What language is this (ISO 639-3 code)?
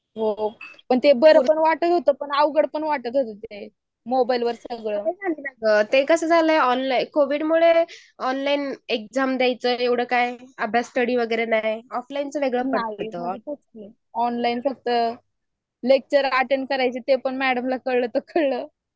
mar